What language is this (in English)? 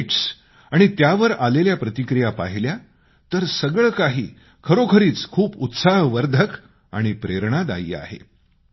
Marathi